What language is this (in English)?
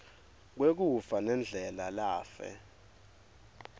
Swati